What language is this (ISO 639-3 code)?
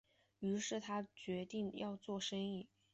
zho